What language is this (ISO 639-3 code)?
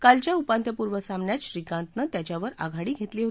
mar